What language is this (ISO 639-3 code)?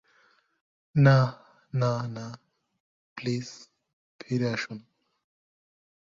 ben